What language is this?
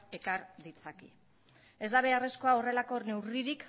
Basque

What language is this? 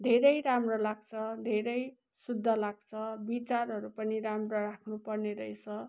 Nepali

